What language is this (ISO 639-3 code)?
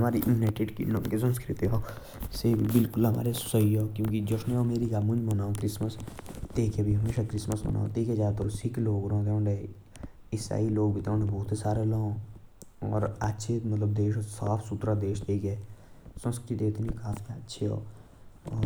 jns